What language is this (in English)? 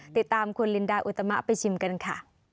Thai